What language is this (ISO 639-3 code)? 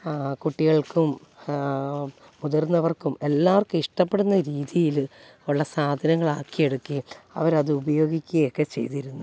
mal